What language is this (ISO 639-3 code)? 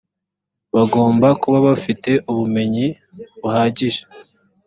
kin